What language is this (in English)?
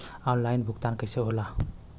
Bhojpuri